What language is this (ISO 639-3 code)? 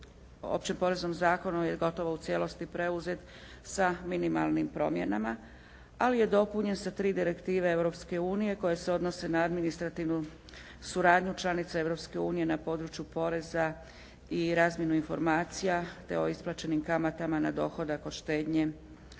hrv